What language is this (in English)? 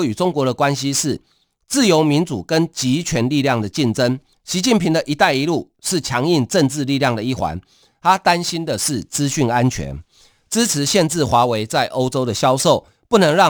Chinese